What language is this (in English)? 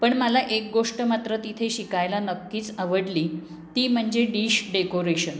Marathi